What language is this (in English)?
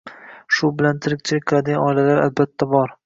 Uzbek